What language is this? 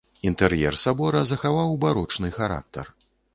Belarusian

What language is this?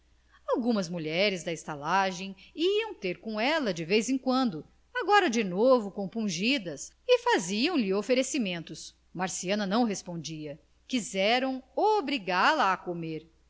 Portuguese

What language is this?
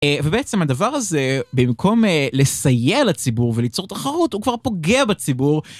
Hebrew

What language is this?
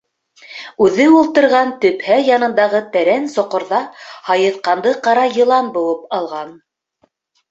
Bashkir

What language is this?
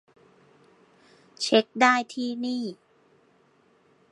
Thai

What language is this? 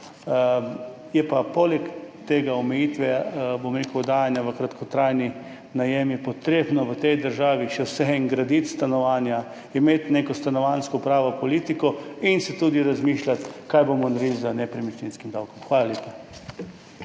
Slovenian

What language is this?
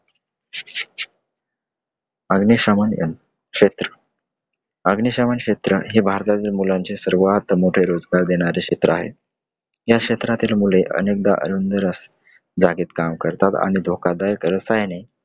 Marathi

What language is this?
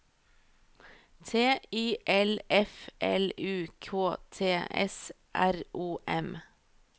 Norwegian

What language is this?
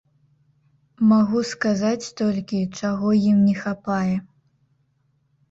Belarusian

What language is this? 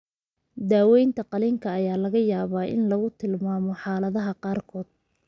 Somali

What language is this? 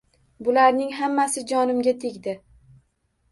Uzbek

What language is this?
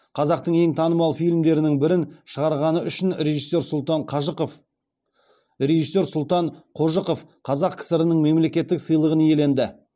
Kazakh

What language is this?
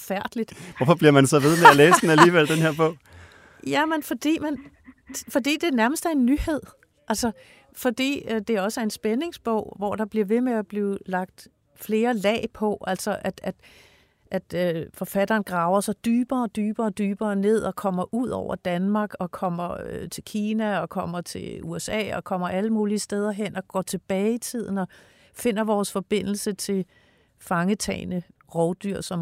Danish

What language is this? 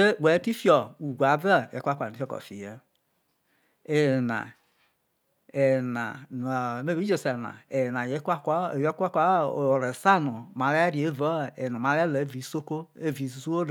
Isoko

